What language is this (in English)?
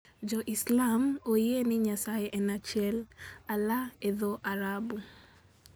Luo (Kenya and Tanzania)